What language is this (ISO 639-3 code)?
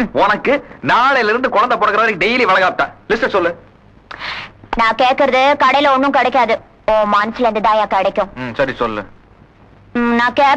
tam